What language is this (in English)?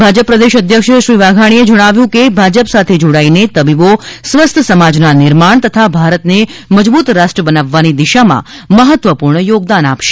Gujarati